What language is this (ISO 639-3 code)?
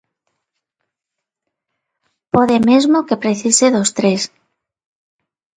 glg